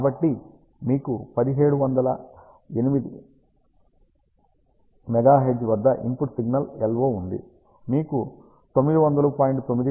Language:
Telugu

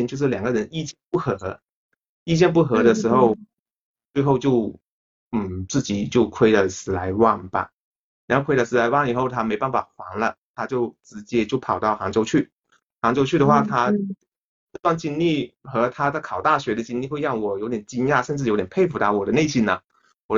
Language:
Chinese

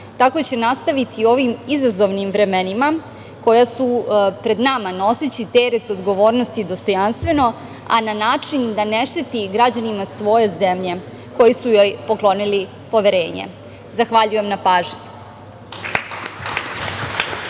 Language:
Serbian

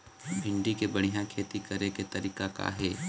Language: Chhattisgarhi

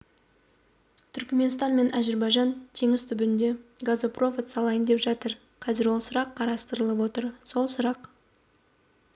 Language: Kazakh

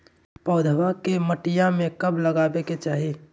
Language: Magahi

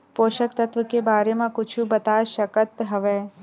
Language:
Chhattisgarhi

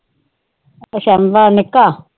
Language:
Punjabi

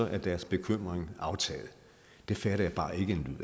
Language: Danish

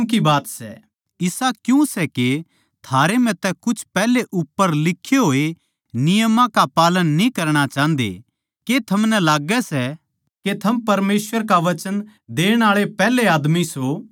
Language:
Haryanvi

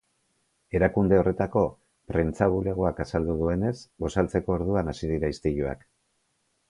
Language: Basque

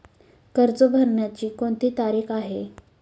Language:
Marathi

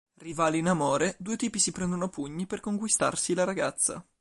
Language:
Italian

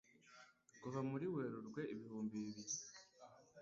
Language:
Kinyarwanda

